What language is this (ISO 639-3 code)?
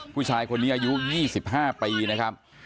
tha